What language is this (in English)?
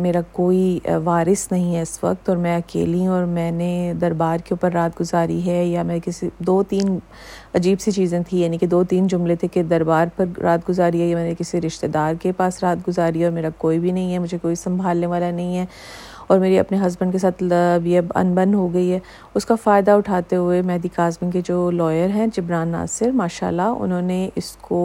Urdu